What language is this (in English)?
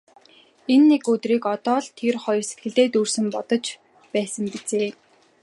Mongolian